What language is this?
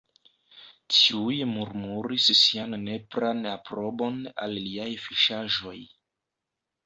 Esperanto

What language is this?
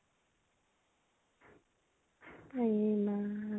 Assamese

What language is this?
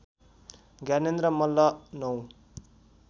Nepali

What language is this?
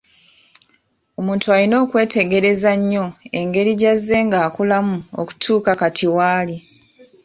Ganda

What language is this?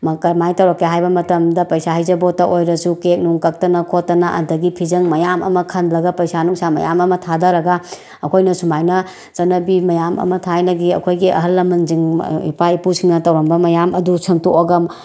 Manipuri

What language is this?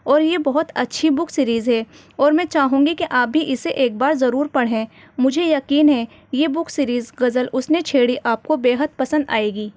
Urdu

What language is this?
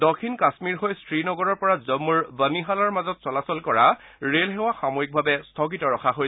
Assamese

